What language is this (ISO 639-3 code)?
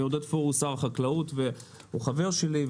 heb